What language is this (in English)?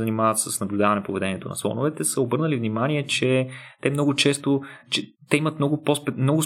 Bulgarian